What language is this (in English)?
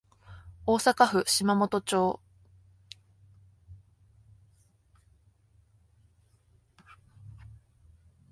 Japanese